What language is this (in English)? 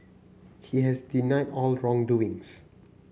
English